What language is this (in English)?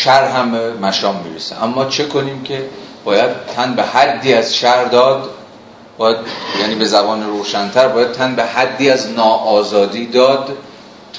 Persian